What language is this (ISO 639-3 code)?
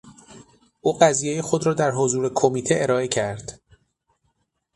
fas